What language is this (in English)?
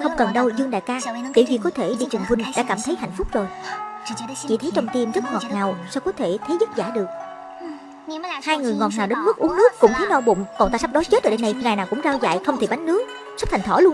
Vietnamese